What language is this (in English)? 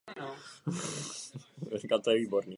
Czech